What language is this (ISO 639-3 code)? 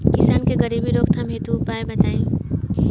bho